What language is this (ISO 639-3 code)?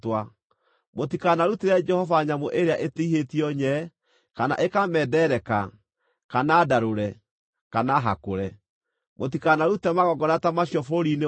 kik